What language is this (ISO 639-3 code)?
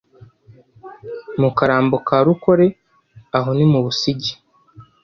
kin